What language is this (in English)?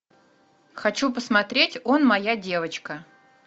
Russian